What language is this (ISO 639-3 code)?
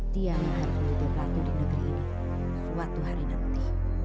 ind